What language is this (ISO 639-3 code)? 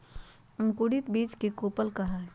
mag